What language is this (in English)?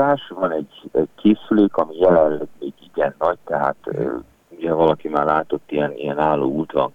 Hungarian